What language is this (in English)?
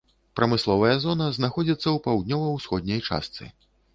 Belarusian